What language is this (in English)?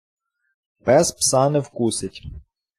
Ukrainian